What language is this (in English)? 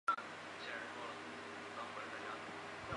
Chinese